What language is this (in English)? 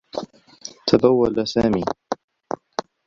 Arabic